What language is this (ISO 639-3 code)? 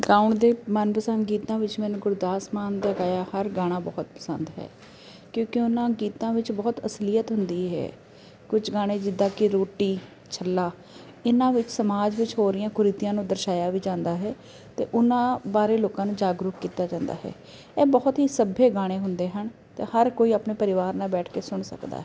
pan